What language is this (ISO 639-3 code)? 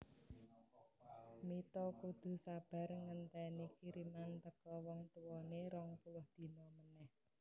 jav